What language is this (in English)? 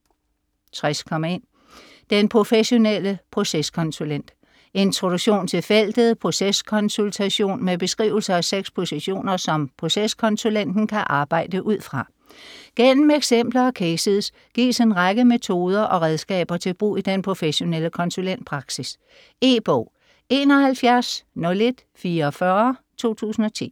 Danish